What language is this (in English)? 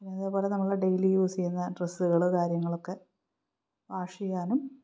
Malayalam